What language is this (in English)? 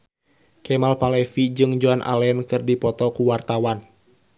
Sundanese